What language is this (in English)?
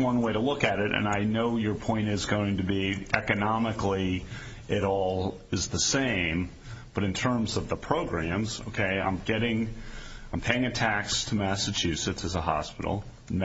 English